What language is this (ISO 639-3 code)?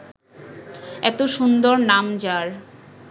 ben